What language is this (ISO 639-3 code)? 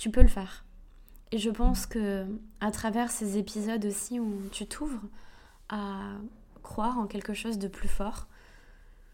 fra